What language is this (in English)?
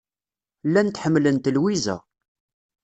Kabyle